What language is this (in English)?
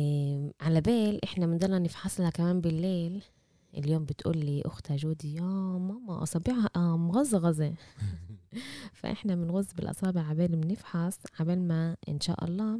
Arabic